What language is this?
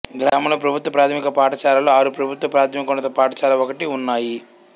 Telugu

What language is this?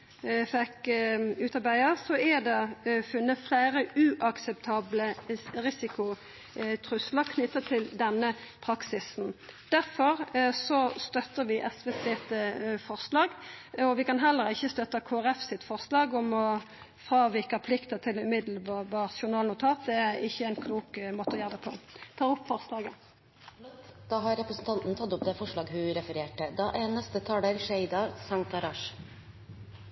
Norwegian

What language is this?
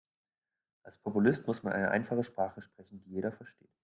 German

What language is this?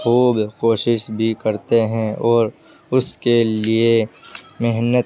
Urdu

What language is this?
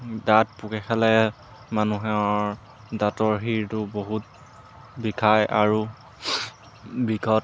Assamese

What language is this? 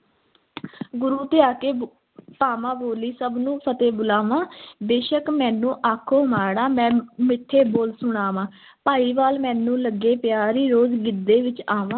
Punjabi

